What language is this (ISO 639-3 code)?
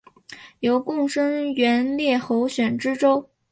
zho